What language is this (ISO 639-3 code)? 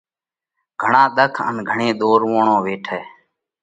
kvx